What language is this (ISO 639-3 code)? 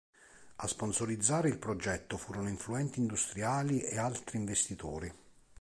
ita